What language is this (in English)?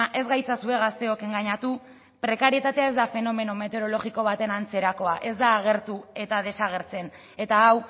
Basque